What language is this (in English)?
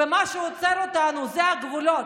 Hebrew